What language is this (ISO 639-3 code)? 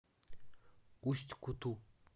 rus